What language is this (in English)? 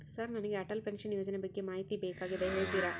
Kannada